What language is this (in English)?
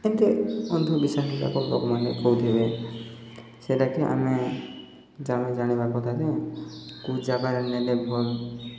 Odia